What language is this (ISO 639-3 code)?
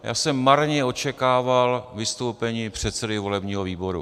ces